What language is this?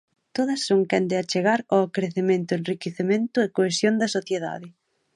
Galician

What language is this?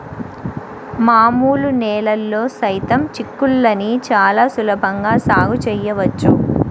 Telugu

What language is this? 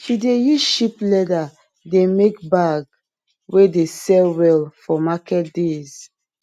Nigerian Pidgin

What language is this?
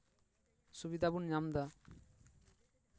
Santali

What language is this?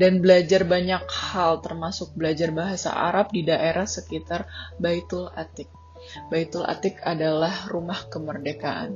Indonesian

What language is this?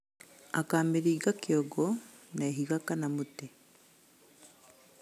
Kikuyu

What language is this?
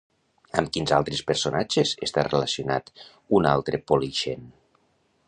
Catalan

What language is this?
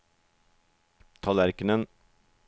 Norwegian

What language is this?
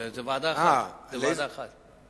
Hebrew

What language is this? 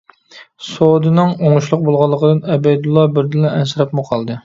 Uyghur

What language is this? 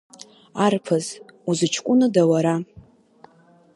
Abkhazian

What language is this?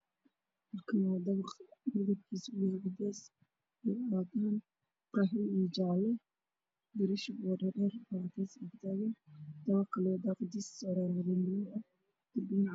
Somali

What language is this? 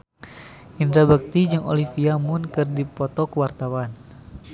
Sundanese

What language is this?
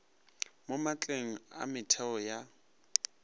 Northern Sotho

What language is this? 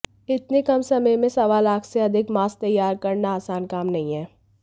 Hindi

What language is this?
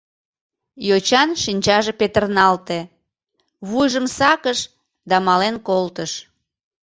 Mari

